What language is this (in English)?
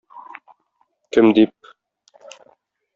Tatar